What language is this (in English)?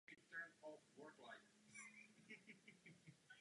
Czech